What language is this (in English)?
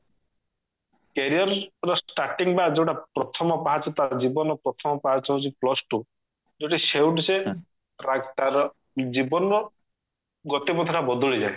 Odia